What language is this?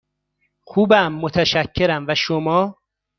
Persian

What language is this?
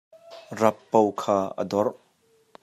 Hakha Chin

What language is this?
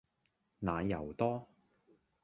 Cantonese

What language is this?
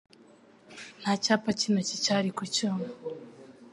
Kinyarwanda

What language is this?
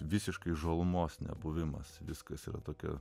Lithuanian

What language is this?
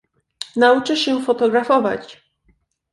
Polish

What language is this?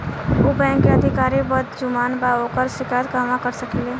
Bhojpuri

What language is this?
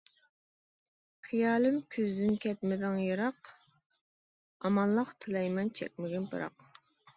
Uyghur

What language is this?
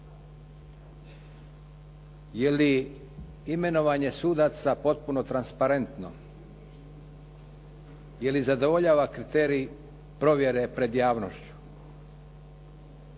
Croatian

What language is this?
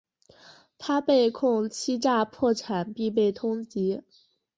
Chinese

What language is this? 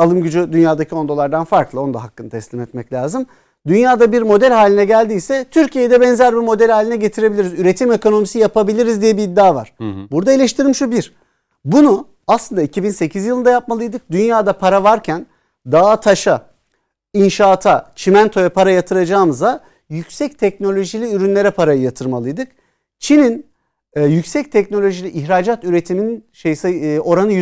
Turkish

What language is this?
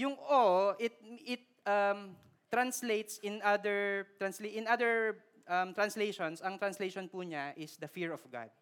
Filipino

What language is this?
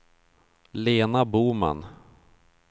Swedish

